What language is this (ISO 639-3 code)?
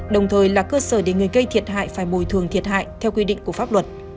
vie